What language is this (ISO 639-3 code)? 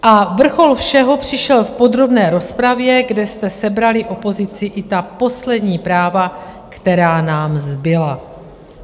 ces